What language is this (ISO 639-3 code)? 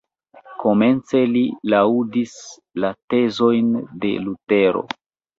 epo